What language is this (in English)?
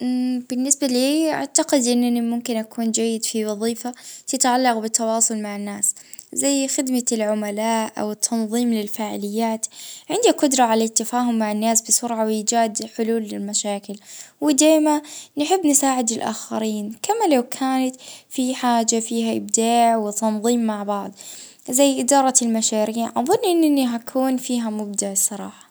Libyan Arabic